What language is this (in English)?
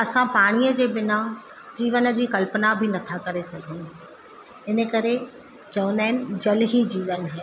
Sindhi